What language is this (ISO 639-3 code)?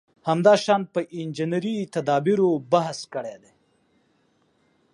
pus